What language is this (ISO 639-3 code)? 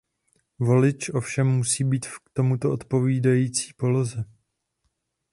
ces